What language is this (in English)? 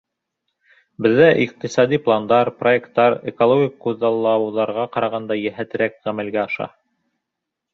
Bashkir